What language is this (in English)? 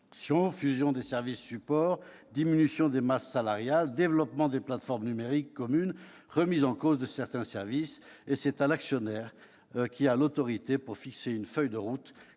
French